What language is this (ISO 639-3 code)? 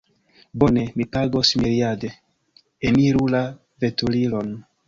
epo